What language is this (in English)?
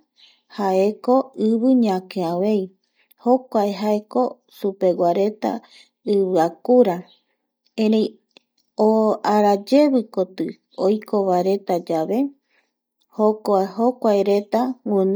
Eastern Bolivian Guaraní